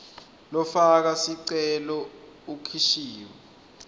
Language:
Swati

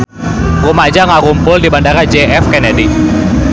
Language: Sundanese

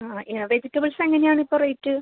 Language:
Malayalam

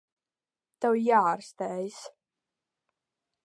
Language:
Latvian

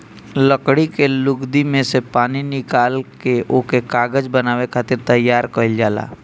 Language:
Bhojpuri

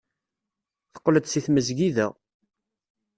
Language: Kabyle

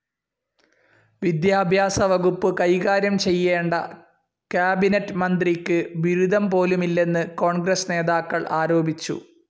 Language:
Malayalam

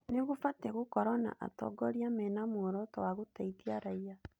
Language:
Kikuyu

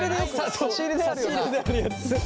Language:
Japanese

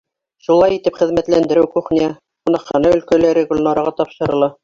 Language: Bashkir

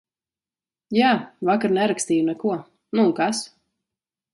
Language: Latvian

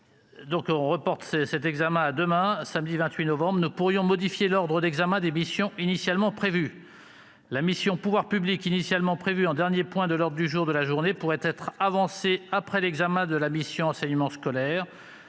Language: French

